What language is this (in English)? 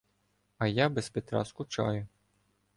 Ukrainian